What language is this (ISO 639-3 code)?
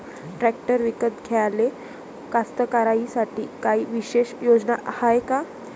mar